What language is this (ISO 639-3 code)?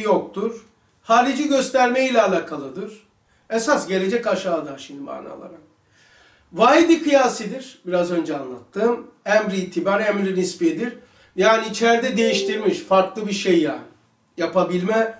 tur